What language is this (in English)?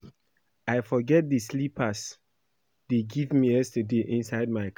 Nigerian Pidgin